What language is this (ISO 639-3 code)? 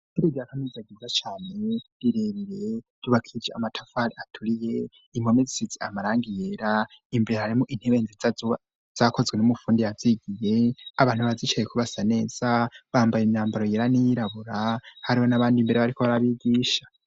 run